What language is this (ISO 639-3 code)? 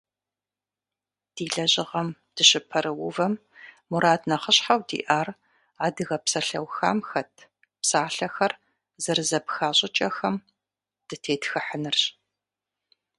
kbd